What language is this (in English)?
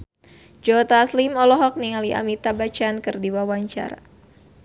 Sundanese